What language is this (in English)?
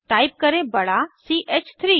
Hindi